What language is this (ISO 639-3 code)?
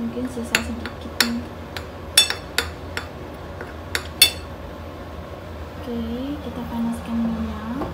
ind